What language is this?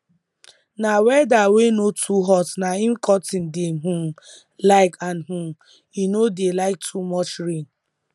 Nigerian Pidgin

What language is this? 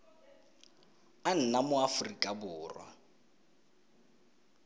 Tswana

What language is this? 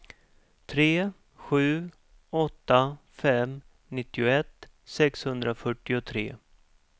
Swedish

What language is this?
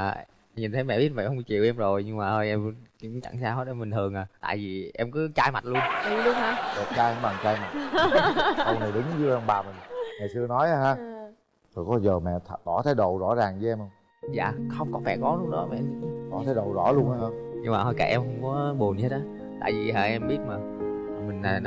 Vietnamese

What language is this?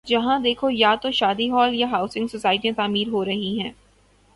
Urdu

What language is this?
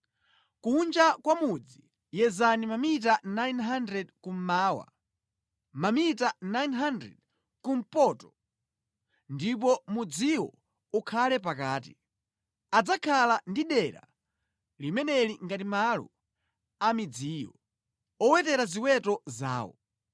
Nyanja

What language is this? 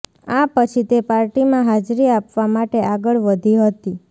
Gujarati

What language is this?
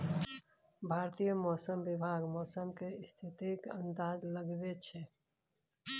Maithili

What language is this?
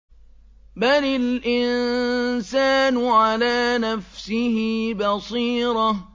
Arabic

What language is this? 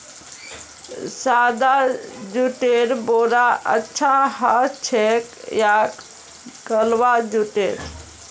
Magahi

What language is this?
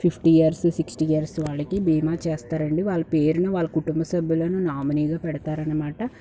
Telugu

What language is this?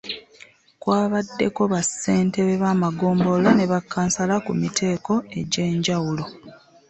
Ganda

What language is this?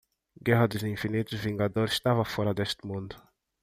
Portuguese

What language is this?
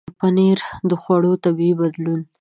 Pashto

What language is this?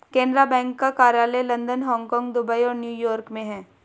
Hindi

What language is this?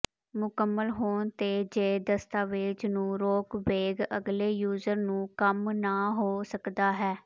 Punjabi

